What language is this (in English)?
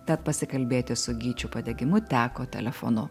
Lithuanian